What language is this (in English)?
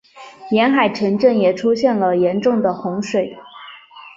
Chinese